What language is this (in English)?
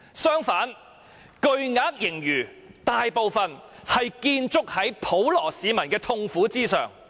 Cantonese